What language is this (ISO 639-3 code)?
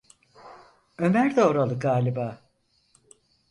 tur